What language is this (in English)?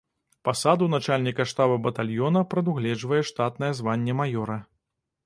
Belarusian